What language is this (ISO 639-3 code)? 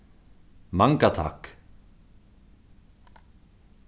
fao